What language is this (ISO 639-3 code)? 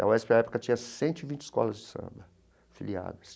por